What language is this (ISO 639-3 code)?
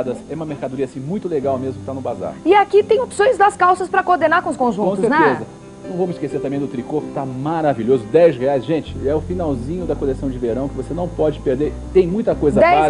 por